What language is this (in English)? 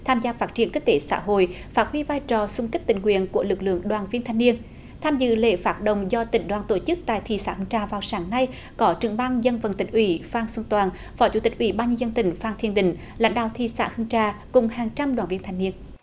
Vietnamese